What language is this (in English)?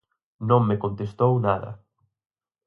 Galician